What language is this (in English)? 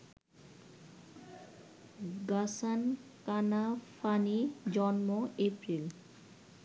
Bangla